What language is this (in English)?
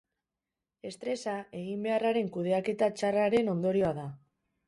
Basque